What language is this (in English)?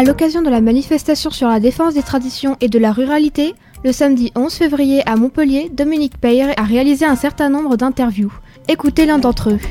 French